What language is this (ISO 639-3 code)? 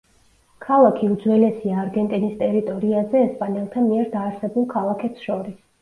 kat